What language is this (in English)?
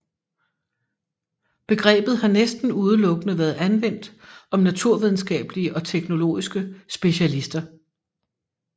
Danish